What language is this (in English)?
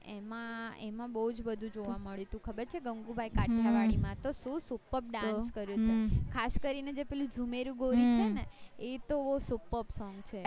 Gujarati